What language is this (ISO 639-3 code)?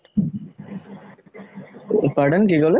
asm